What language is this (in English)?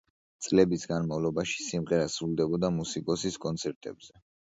Georgian